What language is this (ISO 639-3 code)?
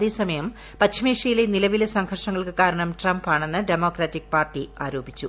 mal